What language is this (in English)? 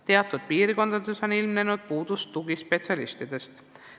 Estonian